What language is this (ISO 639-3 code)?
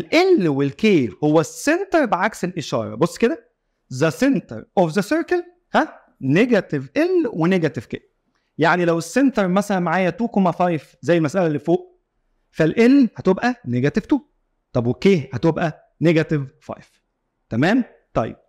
ara